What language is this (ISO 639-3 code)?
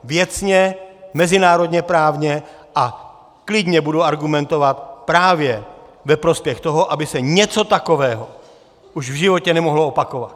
ces